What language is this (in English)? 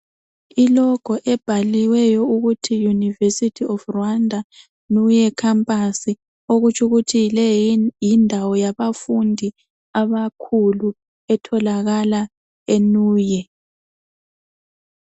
North Ndebele